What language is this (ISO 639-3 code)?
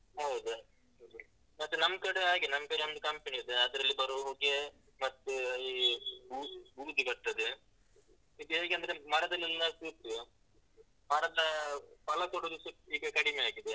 kan